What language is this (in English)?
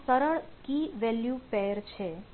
Gujarati